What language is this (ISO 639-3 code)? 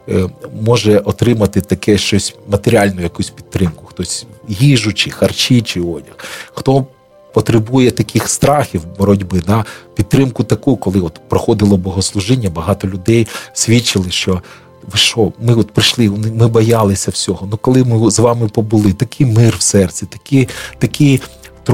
ukr